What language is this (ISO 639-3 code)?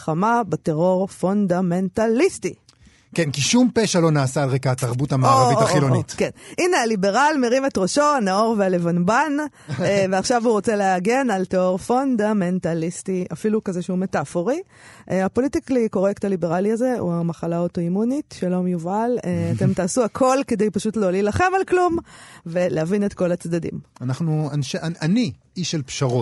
heb